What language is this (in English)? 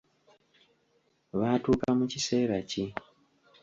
Ganda